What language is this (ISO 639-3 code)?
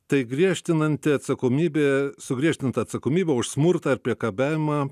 lit